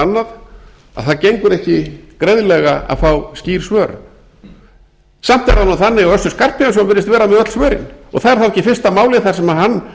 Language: Icelandic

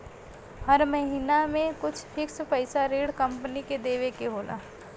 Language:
Bhojpuri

